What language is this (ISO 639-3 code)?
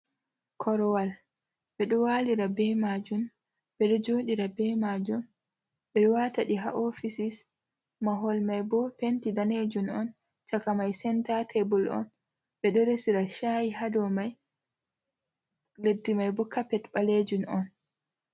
ful